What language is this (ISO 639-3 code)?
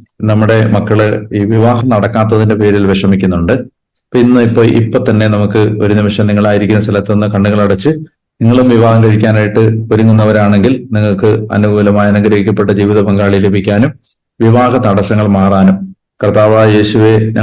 mal